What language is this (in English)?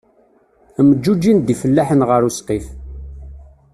Kabyle